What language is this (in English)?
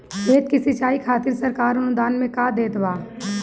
Bhojpuri